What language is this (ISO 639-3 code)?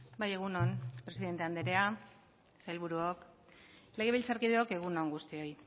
eus